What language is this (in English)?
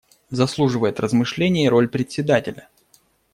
Russian